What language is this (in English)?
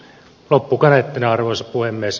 Finnish